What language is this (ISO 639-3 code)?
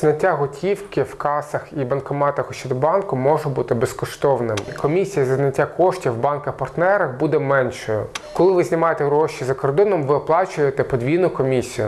ukr